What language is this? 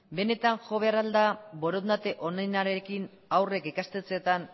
Basque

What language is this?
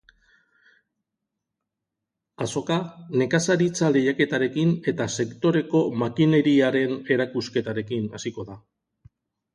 Basque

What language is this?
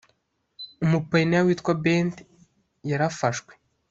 Kinyarwanda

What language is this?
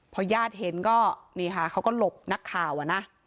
Thai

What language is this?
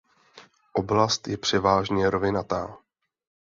Czech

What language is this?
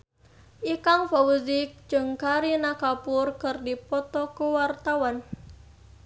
Sundanese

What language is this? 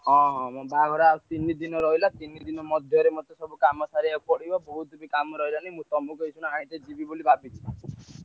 Odia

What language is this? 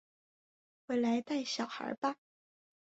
Chinese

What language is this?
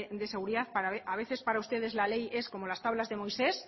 Spanish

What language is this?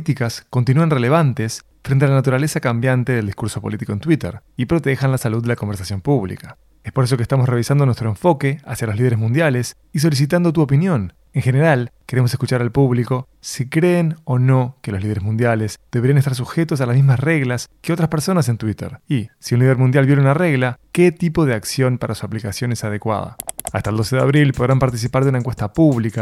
Spanish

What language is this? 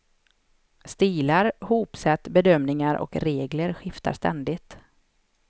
Swedish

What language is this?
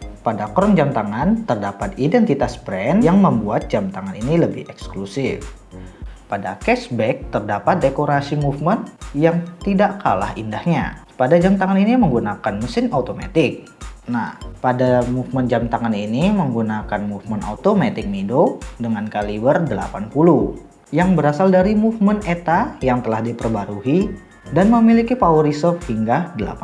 Indonesian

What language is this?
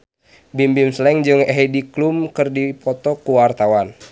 Sundanese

